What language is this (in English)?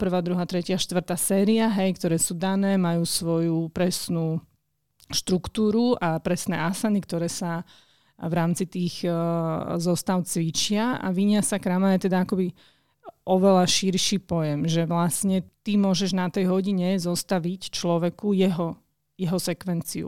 Slovak